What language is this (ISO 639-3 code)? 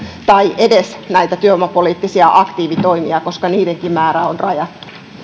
fin